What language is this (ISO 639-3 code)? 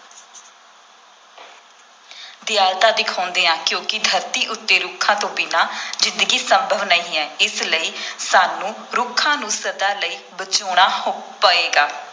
pan